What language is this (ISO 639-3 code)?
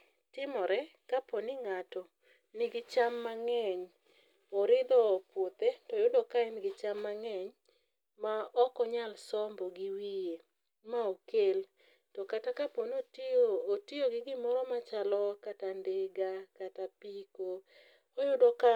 luo